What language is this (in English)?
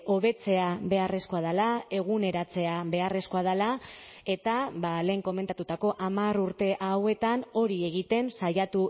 Basque